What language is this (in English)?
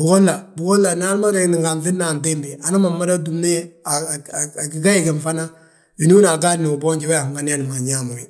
Balanta-Ganja